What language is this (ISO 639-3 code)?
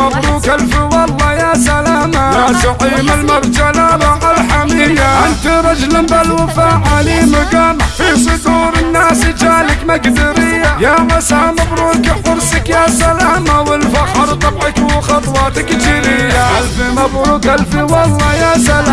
ara